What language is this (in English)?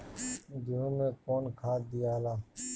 Bhojpuri